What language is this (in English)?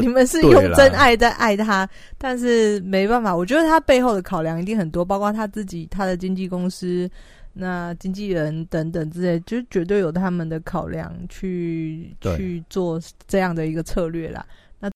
Chinese